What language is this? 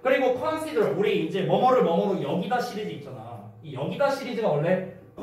Korean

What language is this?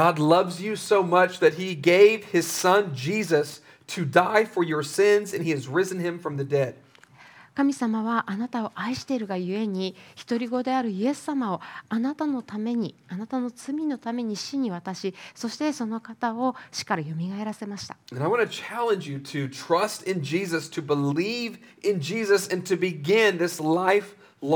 Japanese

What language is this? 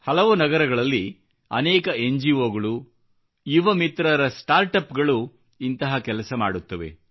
Kannada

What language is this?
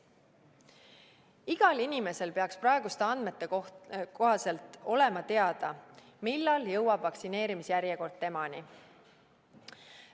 Estonian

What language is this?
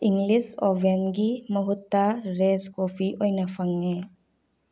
Manipuri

